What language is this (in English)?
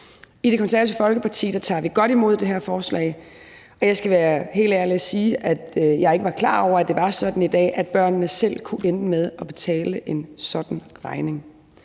Danish